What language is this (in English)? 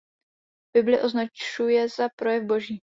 Czech